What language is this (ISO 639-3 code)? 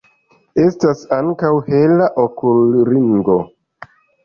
epo